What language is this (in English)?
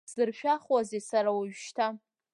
Abkhazian